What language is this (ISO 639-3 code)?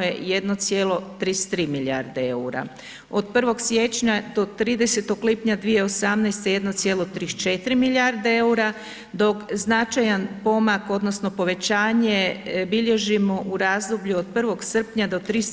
hrv